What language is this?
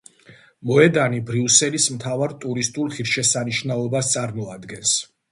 Georgian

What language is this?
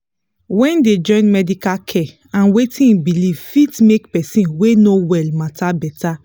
Nigerian Pidgin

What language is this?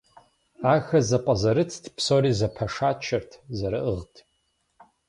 Kabardian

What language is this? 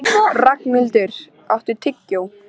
Icelandic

